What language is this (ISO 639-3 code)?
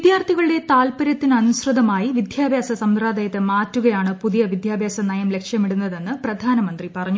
mal